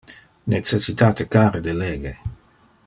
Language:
Interlingua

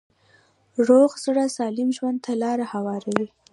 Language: Pashto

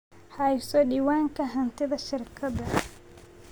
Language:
Somali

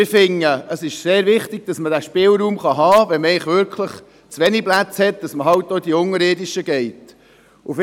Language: Swiss German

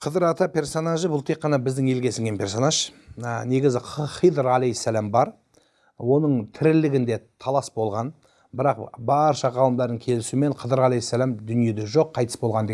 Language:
Turkish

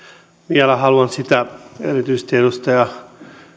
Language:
Finnish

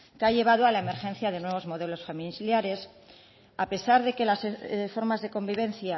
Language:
Spanish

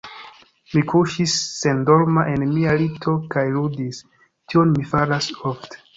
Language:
Esperanto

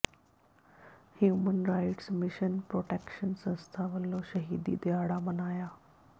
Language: Punjabi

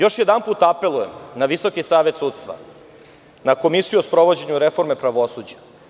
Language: Serbian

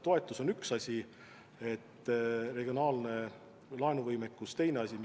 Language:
Estonian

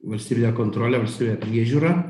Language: Lithuanian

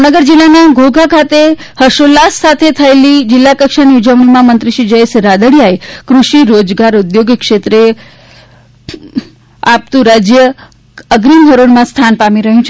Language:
Gujarati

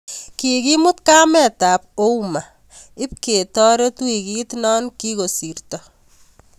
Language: Kalenjin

